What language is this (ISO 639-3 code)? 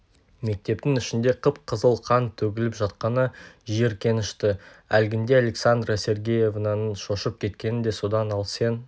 kaz